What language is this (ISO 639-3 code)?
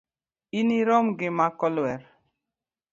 luo